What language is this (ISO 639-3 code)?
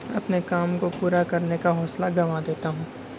urd